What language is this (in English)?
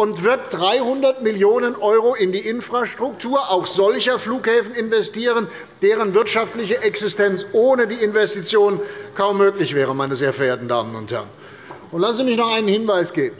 German